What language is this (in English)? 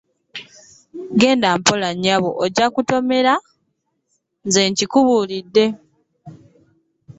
Ganda